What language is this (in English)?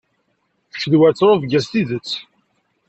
Kabyle